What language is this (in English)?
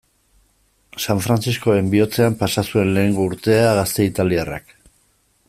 Basque